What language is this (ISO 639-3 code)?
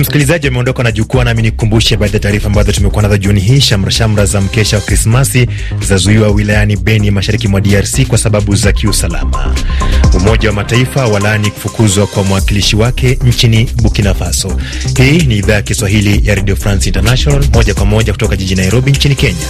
swa